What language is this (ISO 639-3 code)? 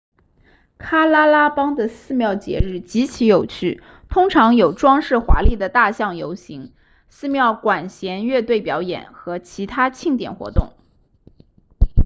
zho